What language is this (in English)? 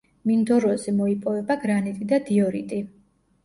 Georgian